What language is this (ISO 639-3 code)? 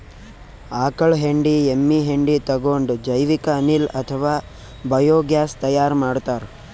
kan